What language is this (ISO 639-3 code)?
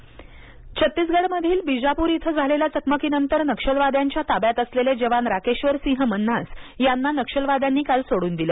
mar